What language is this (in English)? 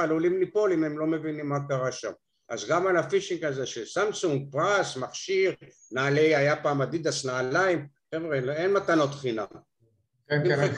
Hebrew